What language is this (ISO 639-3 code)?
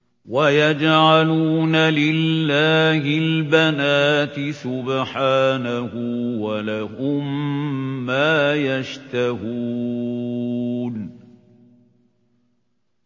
ara